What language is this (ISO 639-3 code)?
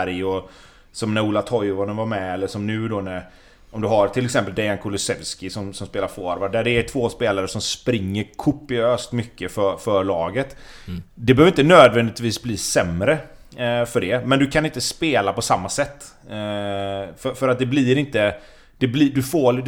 swe